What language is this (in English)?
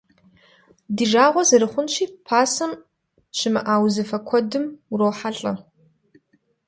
Kabardian